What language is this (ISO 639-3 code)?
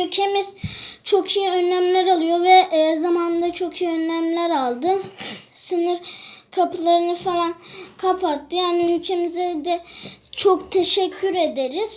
tur